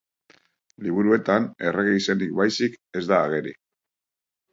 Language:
Basque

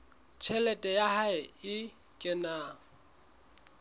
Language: Southern Sotho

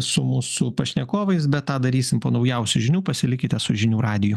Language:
Lithuanian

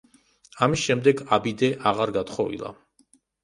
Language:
Georgian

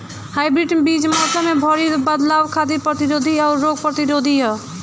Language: Bhojpuri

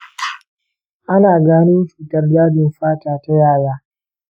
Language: Hausa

